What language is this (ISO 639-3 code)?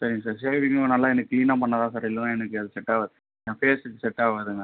tam